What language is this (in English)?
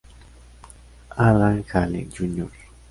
Spanish